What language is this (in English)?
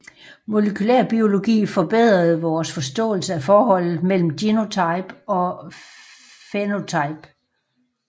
Danish